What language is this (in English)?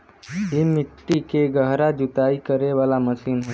Bhojpuri